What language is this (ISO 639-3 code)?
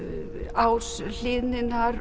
isl